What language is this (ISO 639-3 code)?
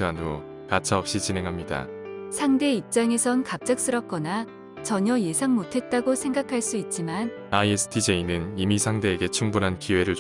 kor